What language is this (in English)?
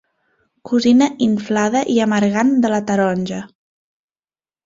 Catalan